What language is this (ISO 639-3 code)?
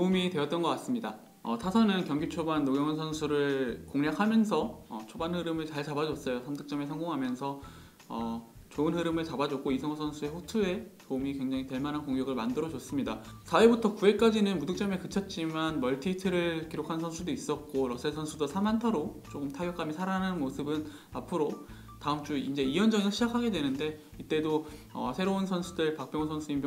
kor